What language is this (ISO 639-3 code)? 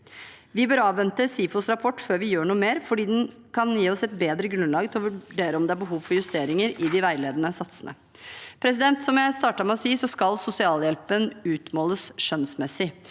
nor